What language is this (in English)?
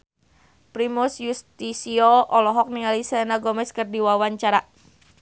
Sundanese